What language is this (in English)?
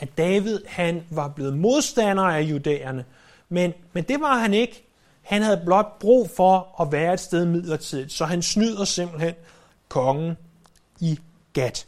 Danish